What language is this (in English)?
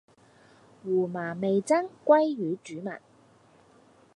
Cantonese